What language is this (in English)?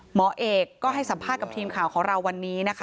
Thai